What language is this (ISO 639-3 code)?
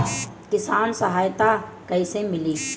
bho